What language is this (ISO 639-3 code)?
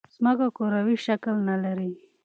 pus